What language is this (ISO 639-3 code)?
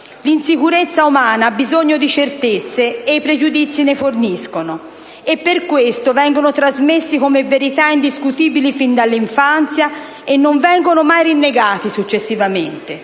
ita